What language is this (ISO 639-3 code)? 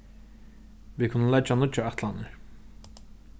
fao